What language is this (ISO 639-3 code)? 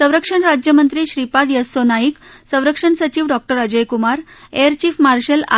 mar